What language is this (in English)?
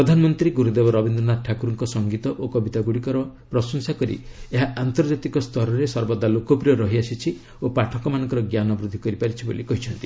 Odia